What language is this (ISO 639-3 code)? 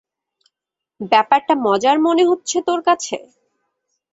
ben